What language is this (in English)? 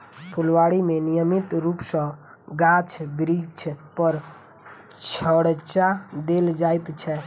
Maithili